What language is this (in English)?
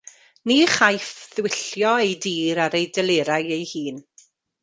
Welsh